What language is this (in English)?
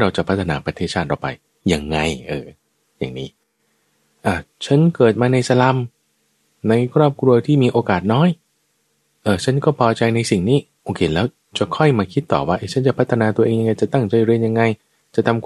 Thai